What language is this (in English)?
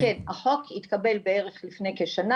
Hebrew